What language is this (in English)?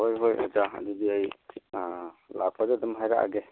Manipuri